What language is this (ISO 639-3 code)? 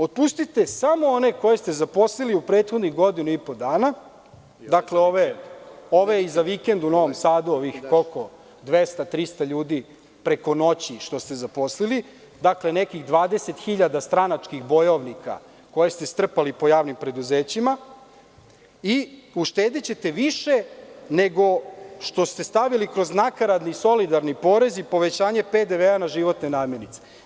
srp